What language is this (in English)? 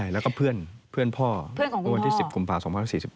Thai